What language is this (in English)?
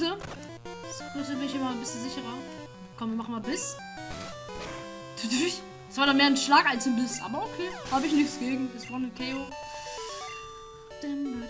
German